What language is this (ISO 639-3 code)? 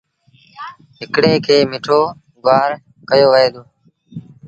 sbn